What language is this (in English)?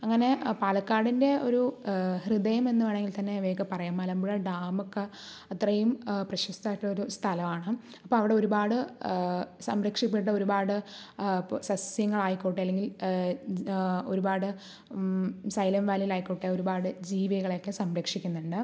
Malayalam